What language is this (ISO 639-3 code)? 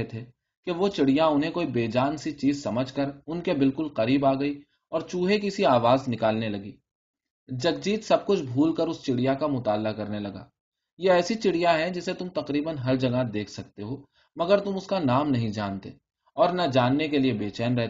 urd